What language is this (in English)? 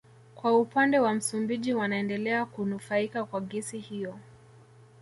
Swahili